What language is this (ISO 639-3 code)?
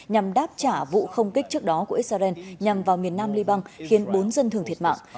vie